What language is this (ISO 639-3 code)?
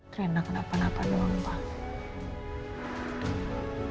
ind